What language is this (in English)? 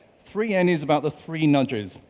English